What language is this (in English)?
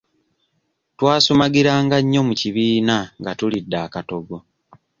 Ganda